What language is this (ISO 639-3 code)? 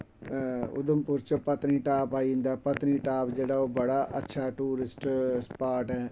doi